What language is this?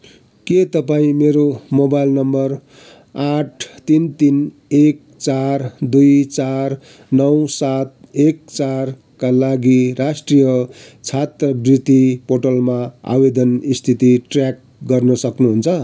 Nepali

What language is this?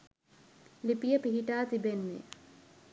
Sinhala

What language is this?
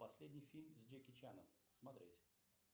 Russian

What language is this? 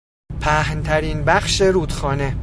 Persian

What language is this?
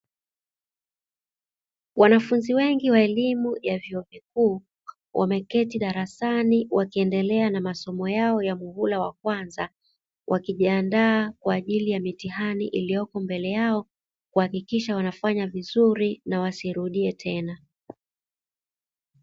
Swahili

